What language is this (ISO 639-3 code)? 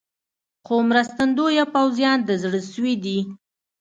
pus